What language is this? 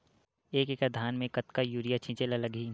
Chhattisgarhi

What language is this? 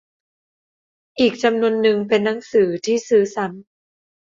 Thai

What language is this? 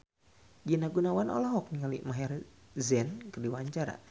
Sundanese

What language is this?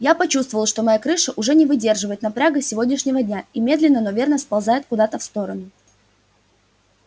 Russian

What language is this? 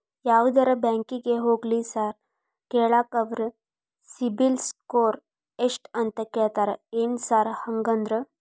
Kannada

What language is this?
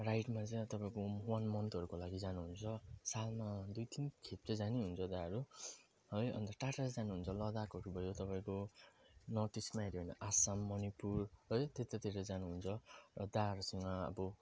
Nepali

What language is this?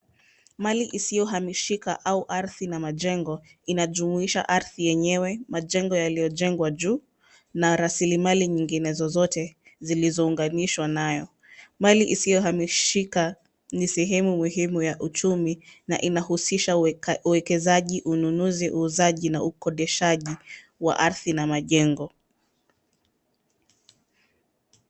Swahili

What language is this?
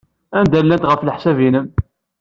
Kabyle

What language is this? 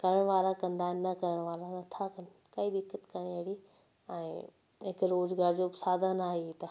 Sindhi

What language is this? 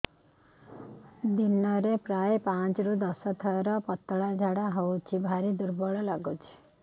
Odia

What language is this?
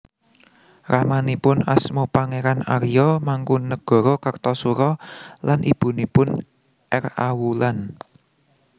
Javanese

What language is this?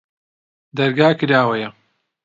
Central Kurdish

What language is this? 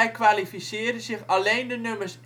Dutch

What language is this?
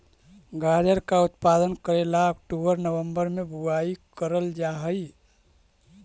Magahi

